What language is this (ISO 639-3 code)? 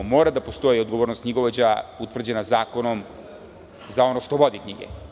srp